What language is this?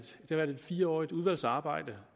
Danish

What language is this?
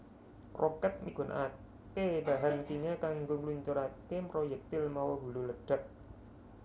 Javanese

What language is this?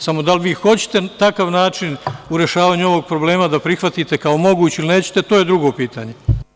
Serbian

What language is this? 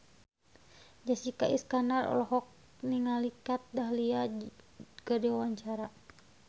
Sundanese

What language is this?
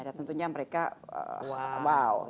Indonesian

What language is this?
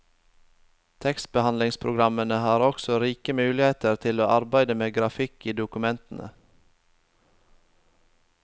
Norwegian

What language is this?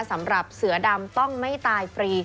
Thai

